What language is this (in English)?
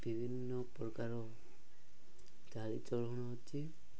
Odia